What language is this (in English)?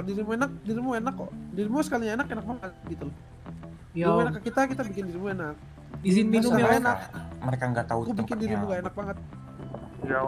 Indonesian